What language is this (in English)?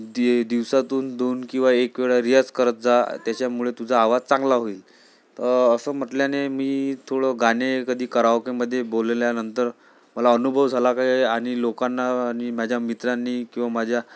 Marathi